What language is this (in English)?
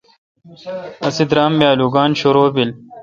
Kalkoti